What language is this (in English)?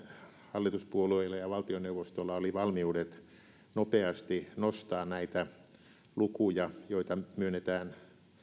Finnish